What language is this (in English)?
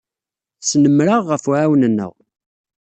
Kabyle